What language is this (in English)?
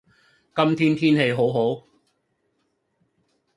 Cantonese